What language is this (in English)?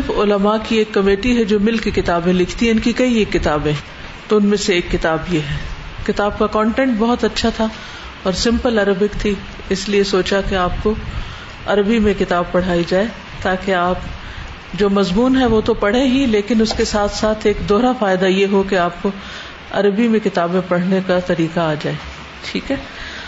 Urdu